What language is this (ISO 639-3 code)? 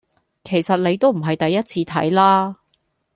yue